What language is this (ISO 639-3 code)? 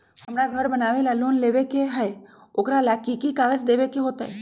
mag